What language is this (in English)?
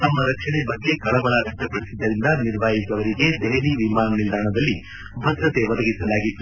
Kannada